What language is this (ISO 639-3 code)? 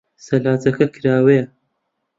ckb